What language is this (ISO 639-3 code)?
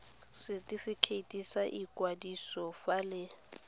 tsn